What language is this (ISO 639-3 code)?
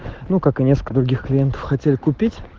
rus